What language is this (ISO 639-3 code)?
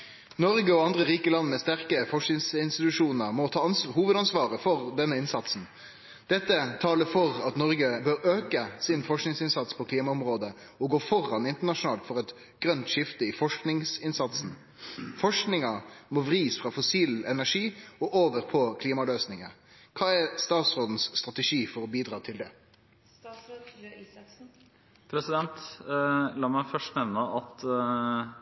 nob